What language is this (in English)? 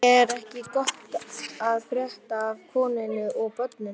Icelandic